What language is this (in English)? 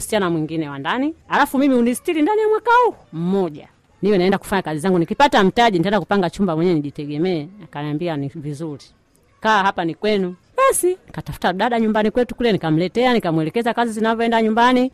Swahili